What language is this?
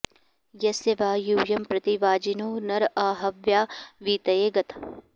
Sanskrit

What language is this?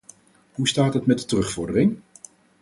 Dutch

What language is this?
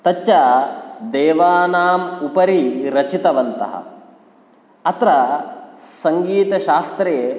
Sanskrit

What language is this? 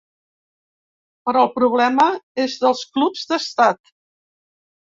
Catalan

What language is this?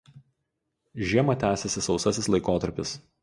Lithuanian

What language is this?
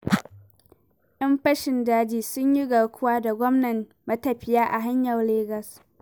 Hausa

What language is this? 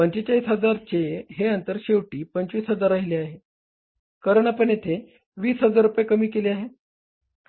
Marathi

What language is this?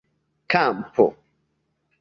Esperanto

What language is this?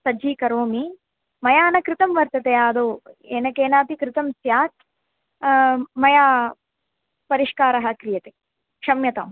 Sanskrit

